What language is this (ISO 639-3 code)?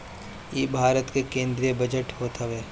bho